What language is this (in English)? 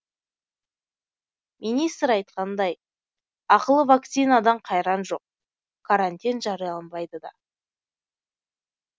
Kazakh